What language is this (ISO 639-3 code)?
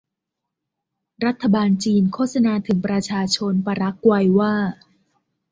tha